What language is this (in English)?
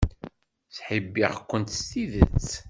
Kabyle